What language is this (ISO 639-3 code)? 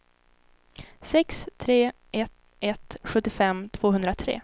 swe